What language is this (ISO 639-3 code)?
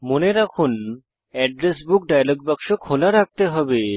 ben